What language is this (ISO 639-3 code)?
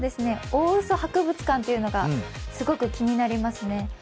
jpn